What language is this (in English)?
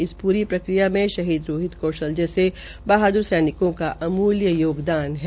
Hindi